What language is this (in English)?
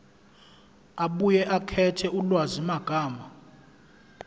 Zulu